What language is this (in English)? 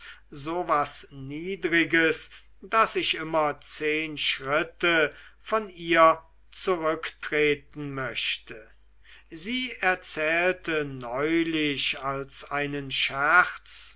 German